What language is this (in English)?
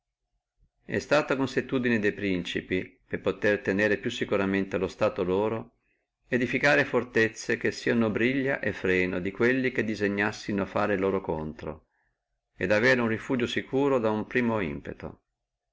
Italian